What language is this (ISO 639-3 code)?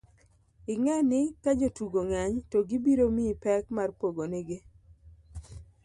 luo